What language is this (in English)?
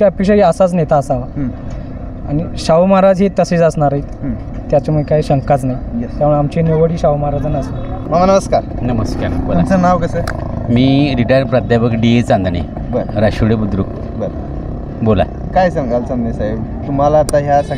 Marathi